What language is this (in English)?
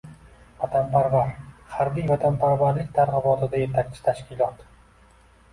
Uzbek